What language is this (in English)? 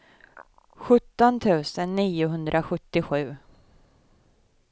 Swedish